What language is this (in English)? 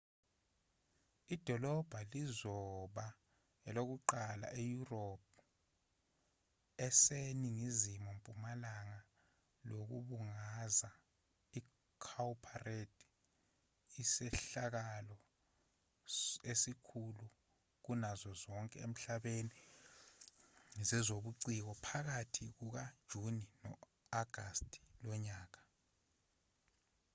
Zulu